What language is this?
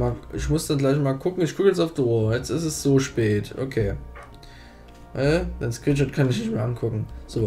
German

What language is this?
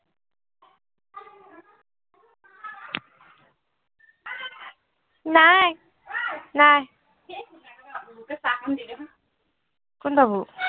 Assamese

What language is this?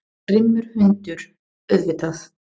Icelandic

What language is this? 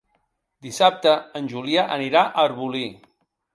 Catalan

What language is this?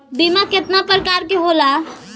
Bhojpuri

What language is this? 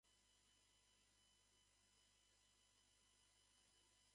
Japanese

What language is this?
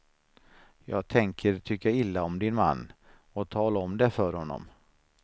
Swedish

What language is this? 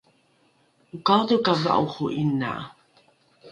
Rukai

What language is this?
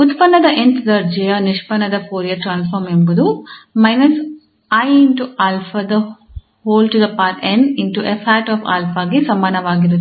Kannada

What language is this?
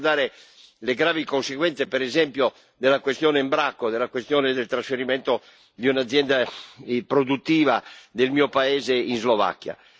Italian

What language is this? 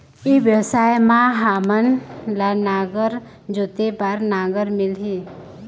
Chhattisgarhi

